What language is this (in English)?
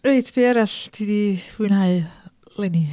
Welsh